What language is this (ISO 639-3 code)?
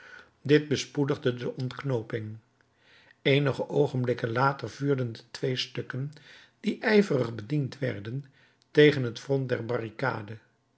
nld